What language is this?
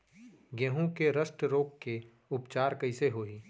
Chhattisgarhi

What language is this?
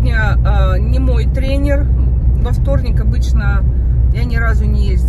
Russian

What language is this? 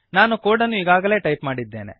Kannada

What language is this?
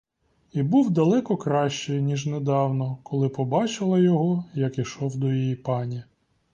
Ukrainian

